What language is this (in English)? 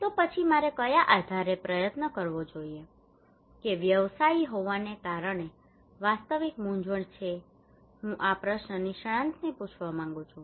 Gujarati